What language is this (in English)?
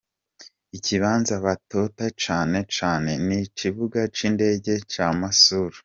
Kinyarwanda